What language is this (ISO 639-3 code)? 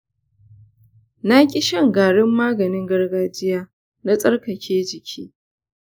hau